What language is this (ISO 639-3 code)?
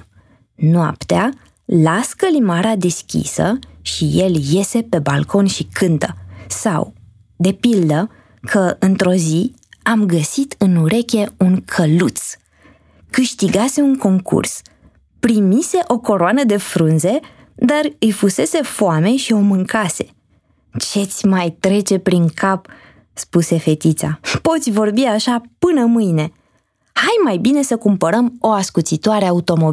ron